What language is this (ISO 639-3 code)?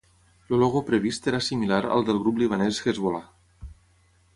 cat